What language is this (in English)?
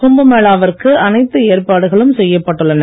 Tamil